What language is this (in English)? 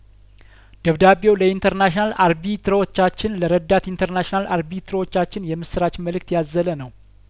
Amharic